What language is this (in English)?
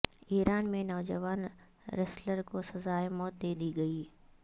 Urdu